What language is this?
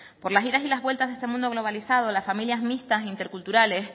Spanish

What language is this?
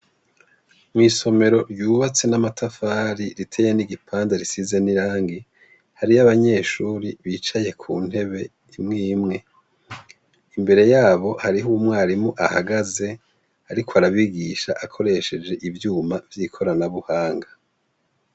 Rundi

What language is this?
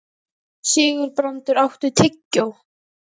Icelandic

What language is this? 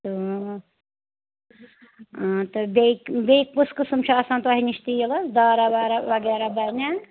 Kashmiri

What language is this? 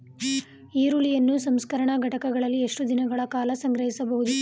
Kannada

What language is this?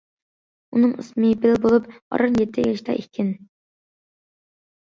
Uyghur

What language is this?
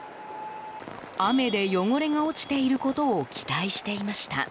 Japanese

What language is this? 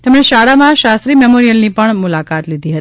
Gujarati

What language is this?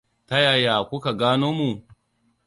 Hausa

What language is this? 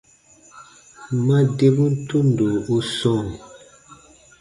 Baatonum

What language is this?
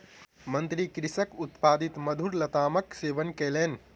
Maithili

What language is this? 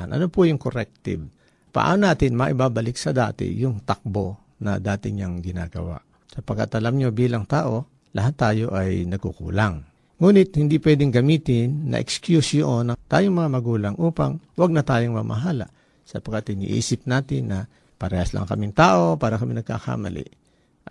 Filipino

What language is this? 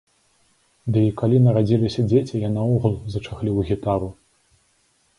Belarusian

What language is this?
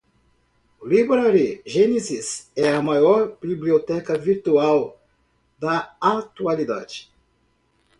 Portuguese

